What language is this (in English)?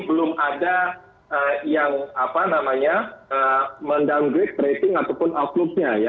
Indonesian